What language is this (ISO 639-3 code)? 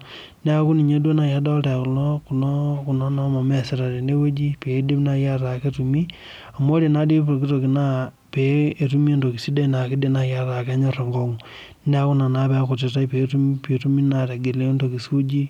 mas